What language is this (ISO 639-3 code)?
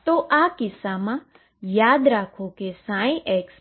guj